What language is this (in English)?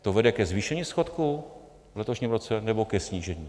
Czech